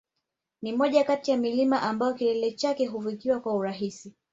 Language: Swahili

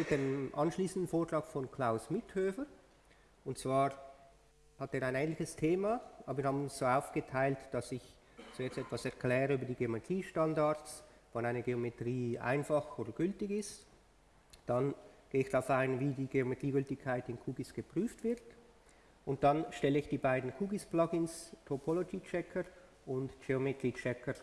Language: German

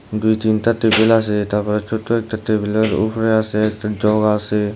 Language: Bangla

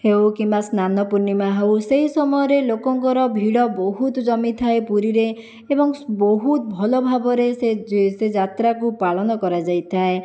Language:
Odia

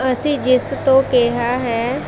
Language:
Punjabi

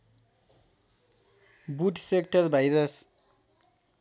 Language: Nepali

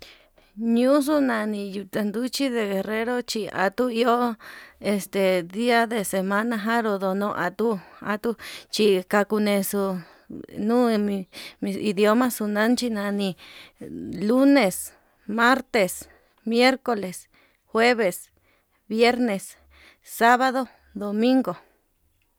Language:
Yutanduchi Mixtec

